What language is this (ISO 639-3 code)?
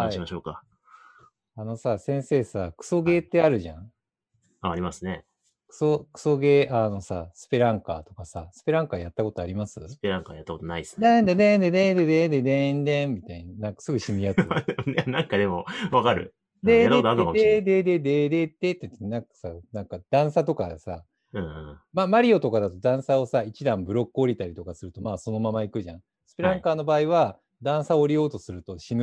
jpn